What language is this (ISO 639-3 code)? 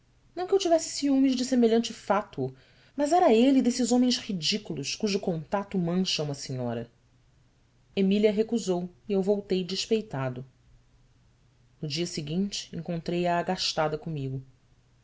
por